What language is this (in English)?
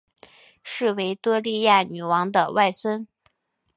Chinese